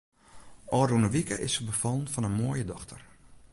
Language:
Western Frisian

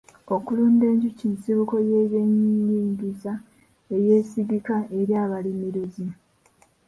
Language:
Ganda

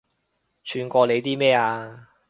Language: Cantonese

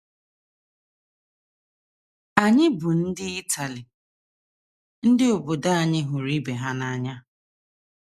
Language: Igbo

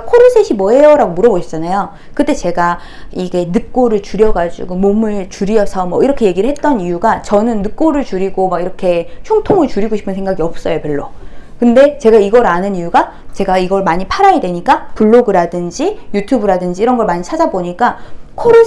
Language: Korean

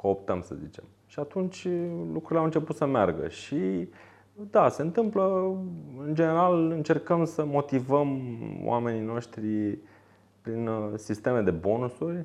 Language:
Romanian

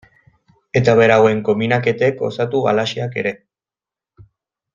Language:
Basque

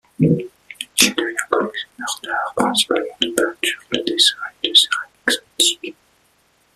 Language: French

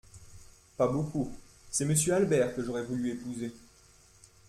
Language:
French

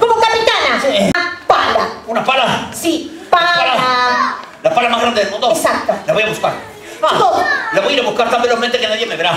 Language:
Spanish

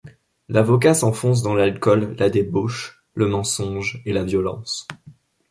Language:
French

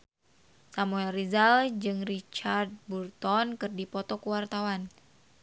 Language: Sundanese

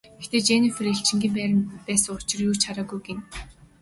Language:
Mongolian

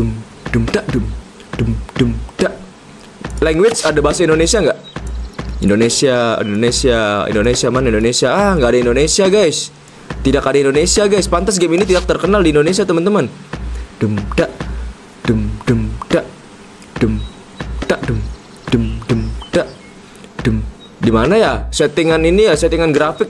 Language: Indonesian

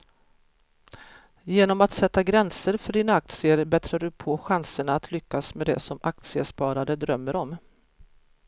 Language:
Swedish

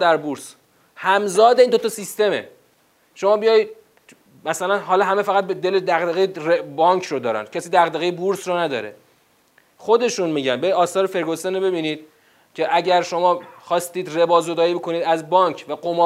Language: Persian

